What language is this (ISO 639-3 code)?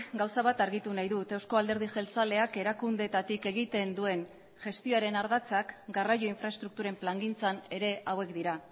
eus